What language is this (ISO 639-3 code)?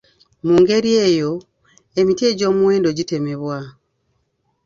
lug